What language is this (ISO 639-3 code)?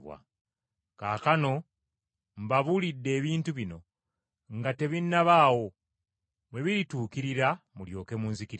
lug